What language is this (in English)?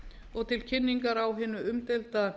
Icelandic